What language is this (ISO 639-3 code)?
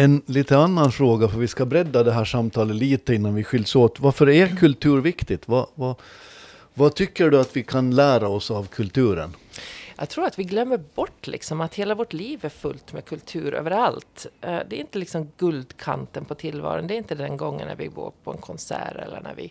swe